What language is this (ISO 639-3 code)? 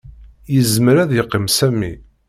kab